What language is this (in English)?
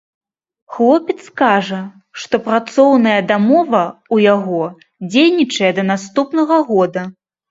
Belarusian